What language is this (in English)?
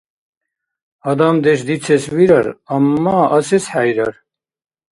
Dargwa